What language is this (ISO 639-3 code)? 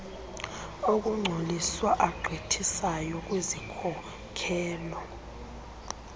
xho